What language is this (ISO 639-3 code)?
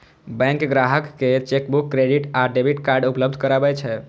mai